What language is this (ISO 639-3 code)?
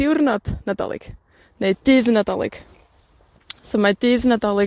cym